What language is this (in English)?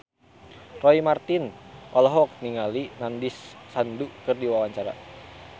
Sundanese